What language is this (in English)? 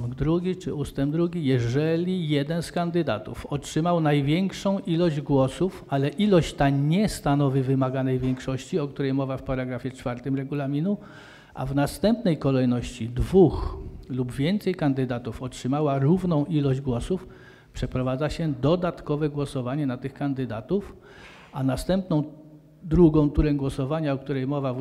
Polish